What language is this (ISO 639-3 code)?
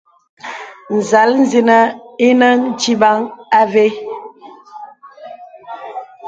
beb